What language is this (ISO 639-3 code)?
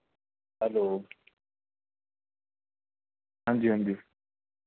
doi